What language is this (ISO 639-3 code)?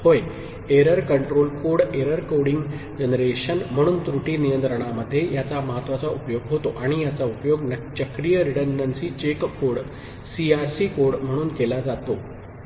mar